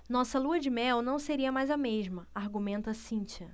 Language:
Portuguese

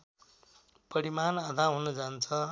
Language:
Nepali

